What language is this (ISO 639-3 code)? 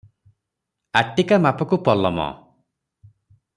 ori